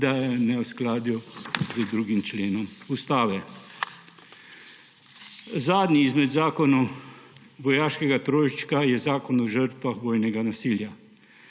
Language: Slovenian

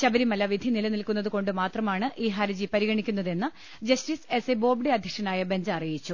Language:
Malayalam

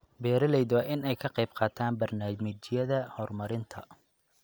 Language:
Somali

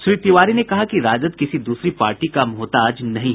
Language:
Hindi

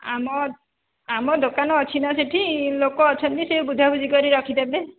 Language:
Odia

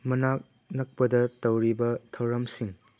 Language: Manipuri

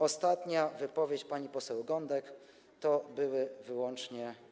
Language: Polish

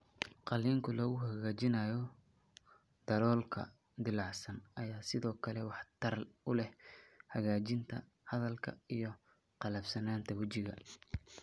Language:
Somali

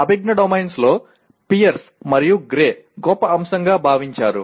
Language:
Telugu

